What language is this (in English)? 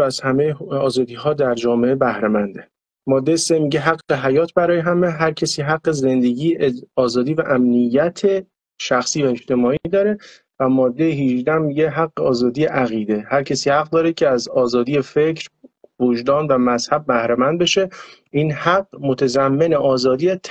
Persian